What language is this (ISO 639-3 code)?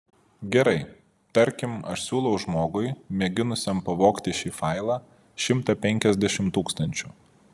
lit